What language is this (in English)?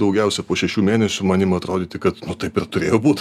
Lithuanian